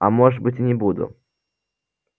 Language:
Russian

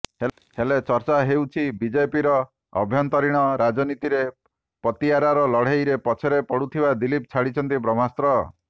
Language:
Odia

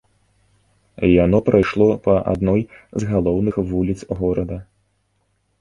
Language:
Belarusian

